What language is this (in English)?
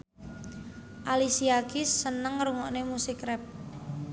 Javanese